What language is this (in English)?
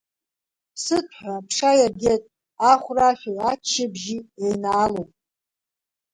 Abkhazian